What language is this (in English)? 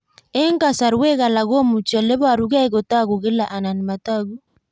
Kalenjin